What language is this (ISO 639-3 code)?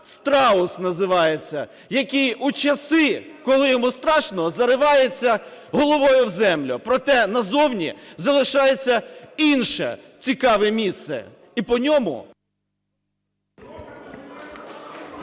ukr